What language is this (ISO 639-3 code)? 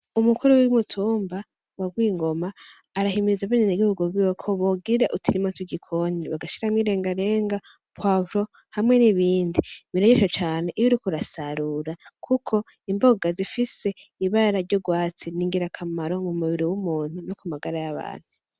run